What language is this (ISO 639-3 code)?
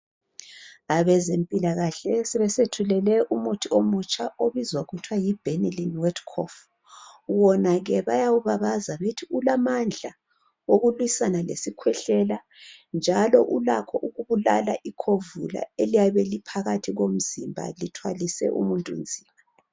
nde